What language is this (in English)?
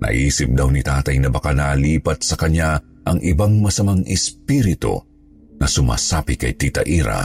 Filipino